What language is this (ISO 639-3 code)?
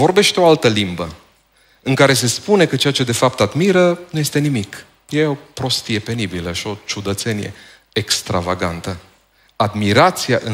ron